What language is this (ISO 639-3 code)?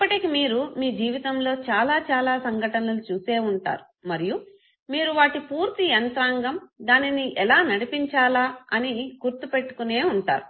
tel